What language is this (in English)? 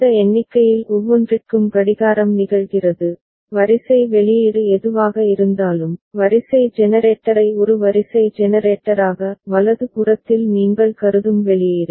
Tamil